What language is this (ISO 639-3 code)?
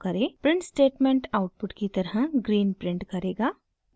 hin